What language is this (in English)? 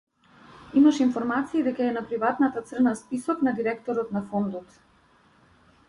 Macedonian